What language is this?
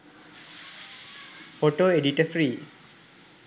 Sinhala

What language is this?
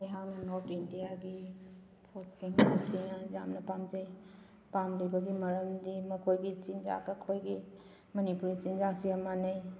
Manipuri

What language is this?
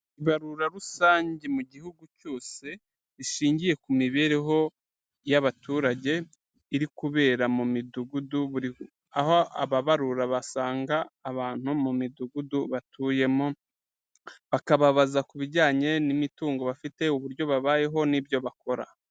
Kinyarwanda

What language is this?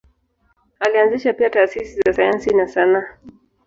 Swahili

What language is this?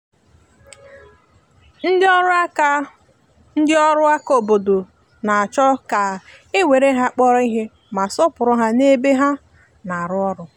Igbo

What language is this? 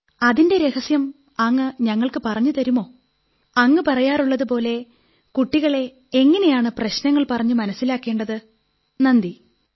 Malayalam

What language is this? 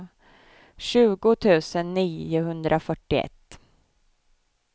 Swedish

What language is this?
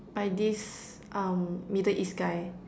English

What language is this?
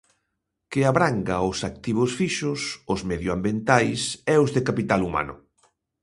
Galician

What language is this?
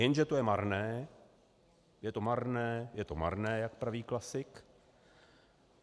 Czech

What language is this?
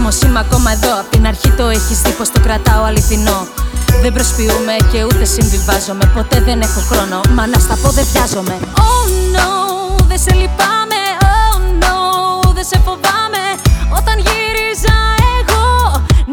Greek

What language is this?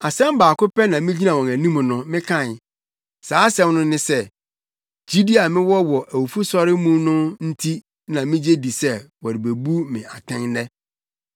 Akan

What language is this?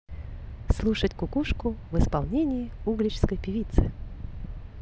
Russian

